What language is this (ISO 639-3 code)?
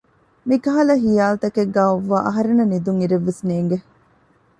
div